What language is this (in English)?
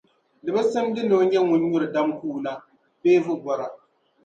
Dagbani